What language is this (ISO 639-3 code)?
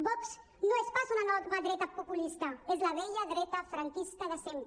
cat